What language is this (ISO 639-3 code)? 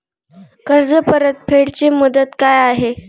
mar